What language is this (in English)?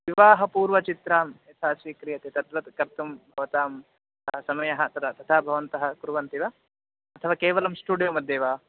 Sanskrit